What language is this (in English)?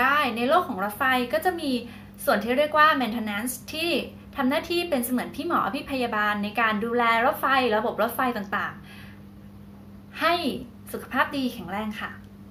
Thai